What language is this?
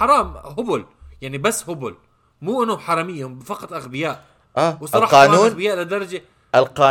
Arabic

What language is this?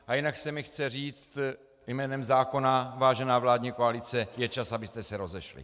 Czech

